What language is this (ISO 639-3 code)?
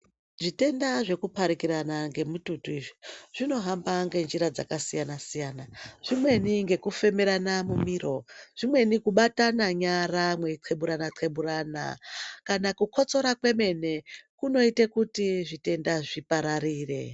ndc